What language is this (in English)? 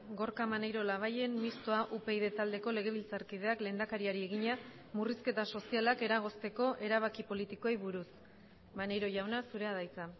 Basque